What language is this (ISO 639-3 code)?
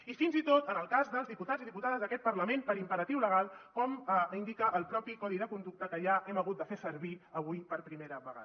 cat